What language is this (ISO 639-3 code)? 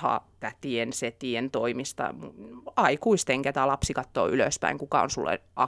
fin